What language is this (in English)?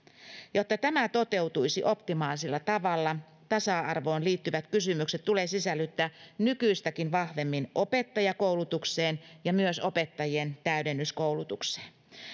Finnish